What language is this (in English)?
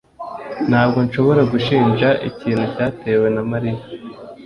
Kinyarwanda